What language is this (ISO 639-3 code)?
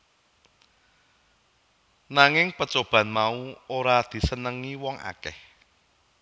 jav